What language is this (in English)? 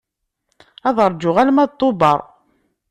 Kabyle